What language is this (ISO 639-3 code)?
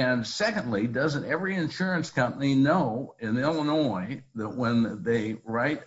eng